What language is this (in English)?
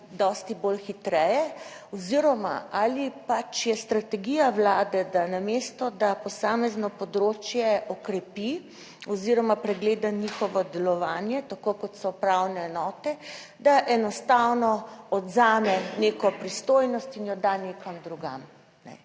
Slovenian